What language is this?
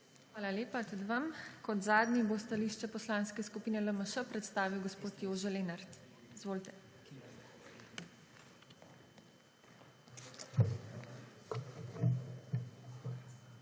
Slovenian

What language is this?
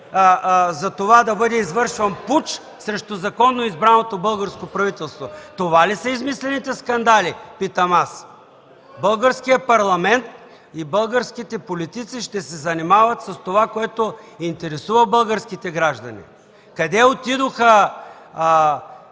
Bulgarian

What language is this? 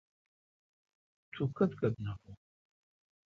Kalkoti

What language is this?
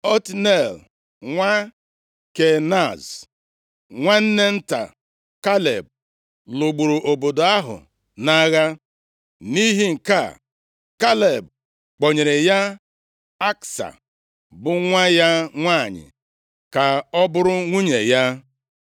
Igbo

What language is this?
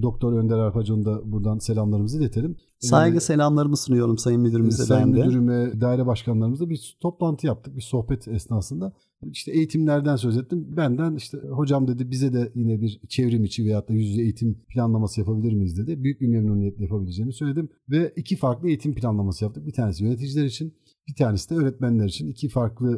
Turkish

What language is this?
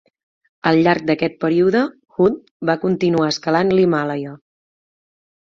Catalan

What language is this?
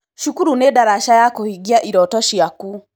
Kikuyu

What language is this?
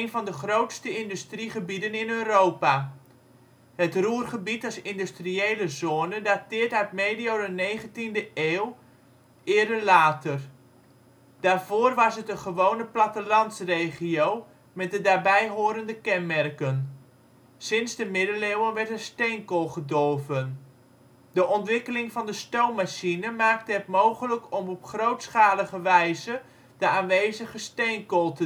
Dutch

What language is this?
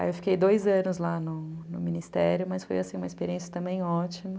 Portuguese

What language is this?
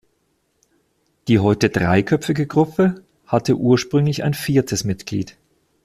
German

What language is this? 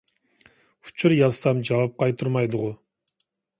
Uyghur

